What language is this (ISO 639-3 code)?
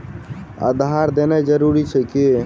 mai